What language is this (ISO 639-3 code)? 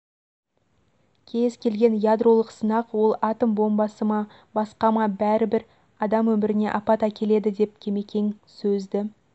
kaz